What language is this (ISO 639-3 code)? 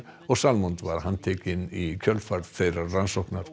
isl